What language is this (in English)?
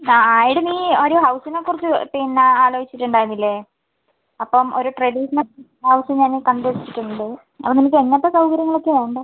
Malayalam